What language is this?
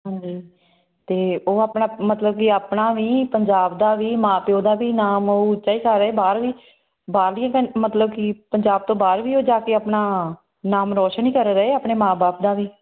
Punjabi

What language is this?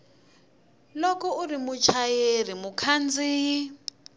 Tsonga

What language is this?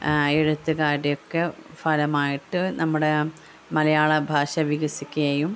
Malayalam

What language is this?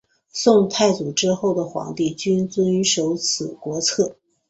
Chinese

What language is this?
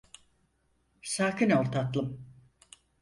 Turkish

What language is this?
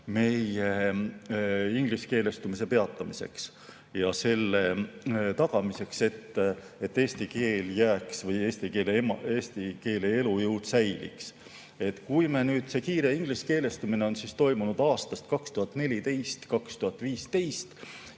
Estonian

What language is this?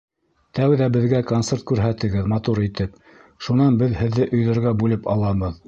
Bashkir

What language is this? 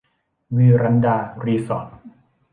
Thai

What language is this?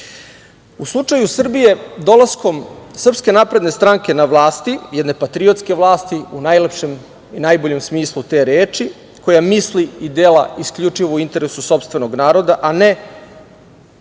Serbian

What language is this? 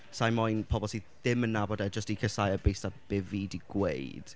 Welsh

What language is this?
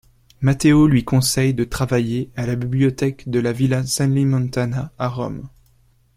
French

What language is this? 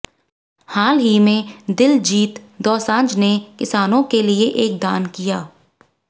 Hindi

